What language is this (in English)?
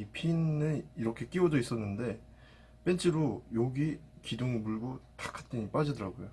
Korean